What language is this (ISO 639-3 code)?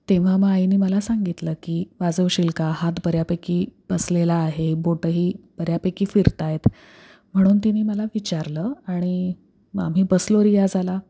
mar